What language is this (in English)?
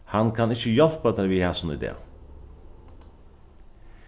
Faroese